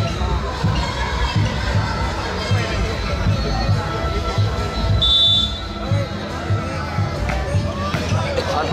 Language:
Vietnamese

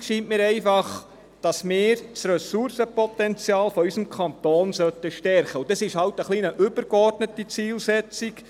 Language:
Swiss German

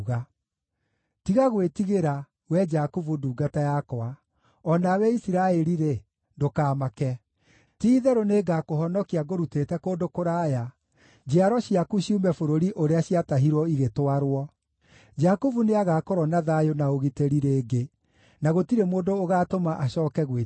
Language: Kikuyu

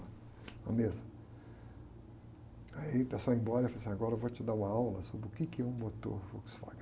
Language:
Portuguese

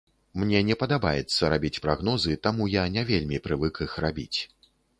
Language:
Belarusian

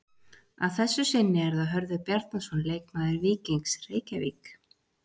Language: Icelandic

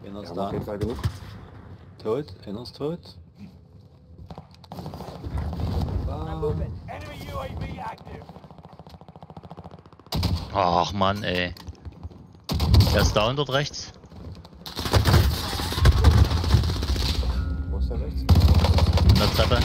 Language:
German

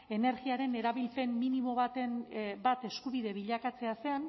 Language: Basque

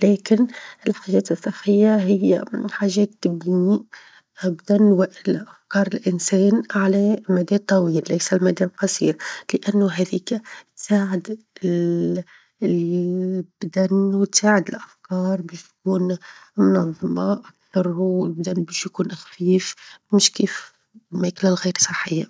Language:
Tunisian Arabic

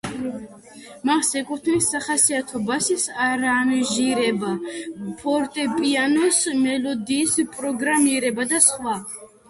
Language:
Georgian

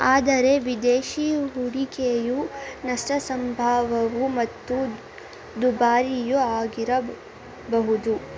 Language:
Kannada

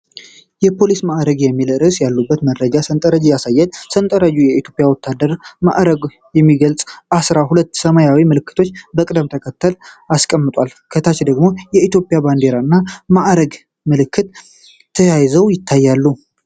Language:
Amharic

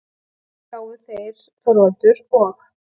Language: Icelandic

